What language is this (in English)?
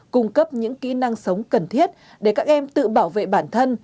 Vietnamese